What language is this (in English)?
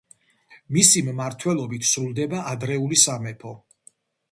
Georgian